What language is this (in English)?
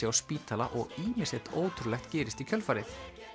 Icelandic